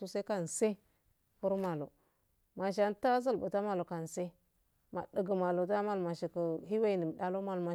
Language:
Afade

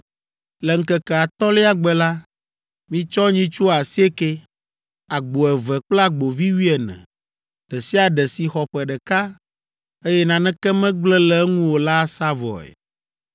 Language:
Ewe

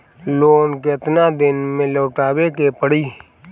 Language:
Bhojpuri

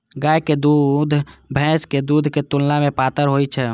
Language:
Maithili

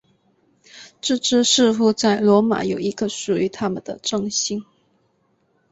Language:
Chinese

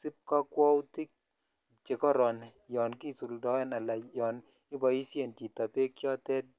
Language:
Kalenjin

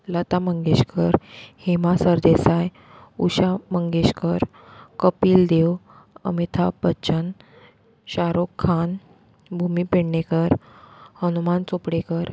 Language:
Konkani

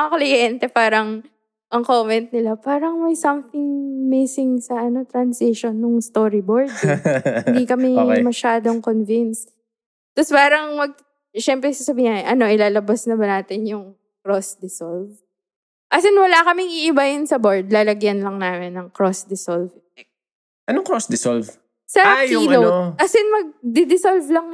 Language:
Filipino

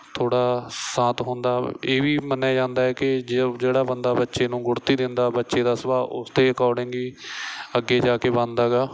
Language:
Punjabi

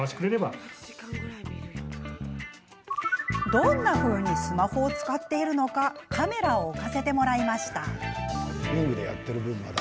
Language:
Japanese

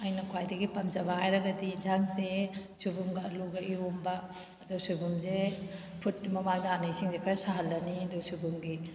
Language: Manipuri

